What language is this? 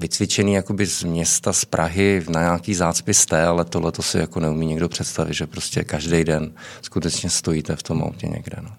Czech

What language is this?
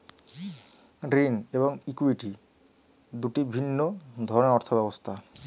Bangla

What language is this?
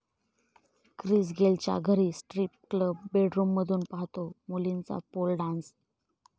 Marathi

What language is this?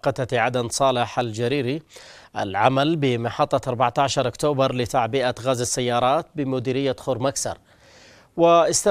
Arabic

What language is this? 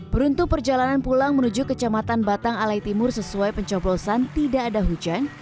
Indonesian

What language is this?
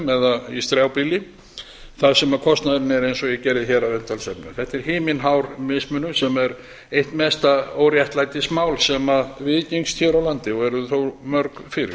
Icelandic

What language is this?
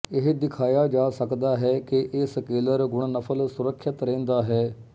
Punjabi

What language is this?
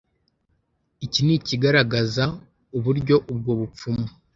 Kinyarwanda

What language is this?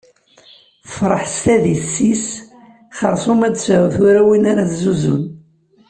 Kabyle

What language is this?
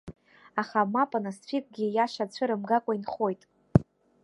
Abkhazian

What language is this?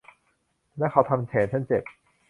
Thai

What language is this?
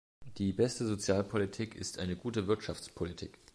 German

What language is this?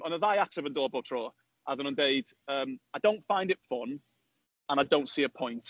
Welsh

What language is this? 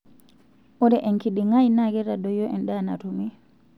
Masai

